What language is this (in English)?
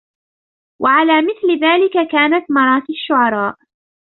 Arabic